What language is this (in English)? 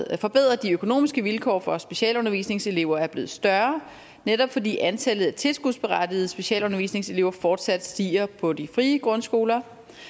Danish